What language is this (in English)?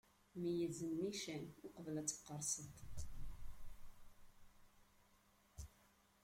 Kabyle